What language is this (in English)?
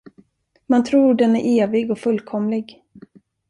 Swedish